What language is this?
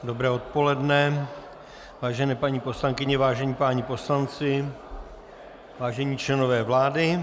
Czech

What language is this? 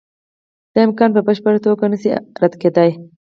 Pashto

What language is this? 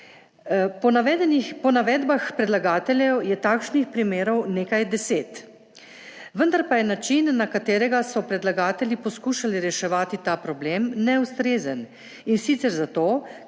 Slovenian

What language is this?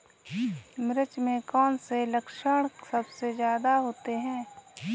Hindi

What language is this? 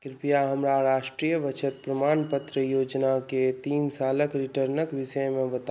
Maithili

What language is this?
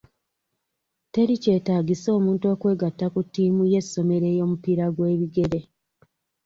Ganda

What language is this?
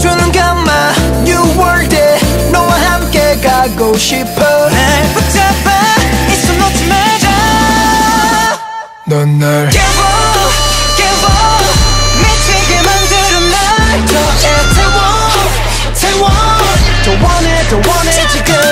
Korean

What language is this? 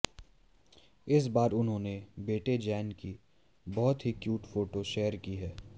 Hindi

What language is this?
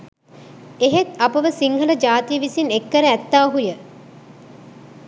Sinhala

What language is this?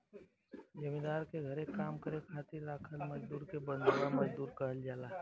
Bhojpuri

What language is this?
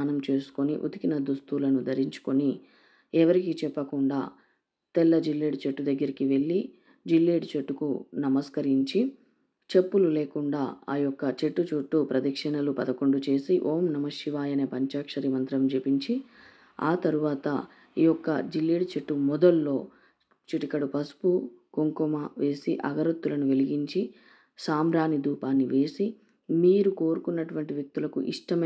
Telugu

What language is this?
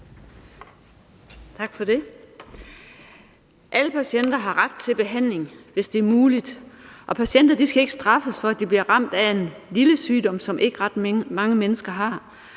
Danish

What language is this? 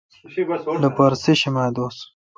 Kalkoti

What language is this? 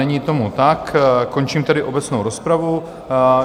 Czech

